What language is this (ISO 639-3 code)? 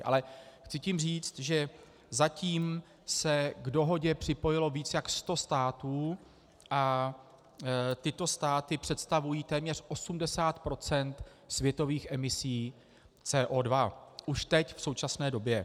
ces